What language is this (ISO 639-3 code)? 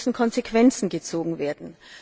deu